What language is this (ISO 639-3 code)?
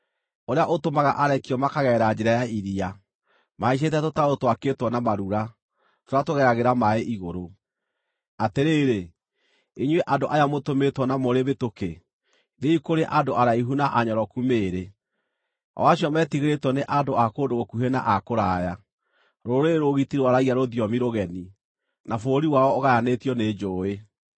kik